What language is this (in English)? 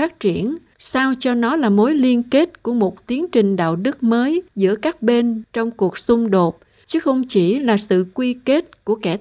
Vietnamese